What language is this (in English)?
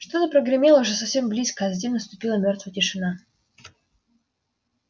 Russian